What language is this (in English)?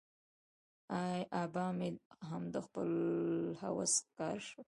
Pashto